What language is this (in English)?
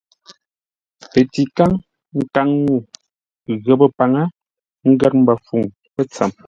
Ngombale